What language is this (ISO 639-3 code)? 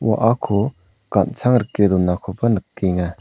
grt